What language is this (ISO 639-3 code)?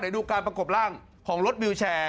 tha